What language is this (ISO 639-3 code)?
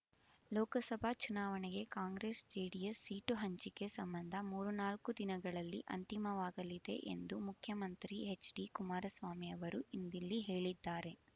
kan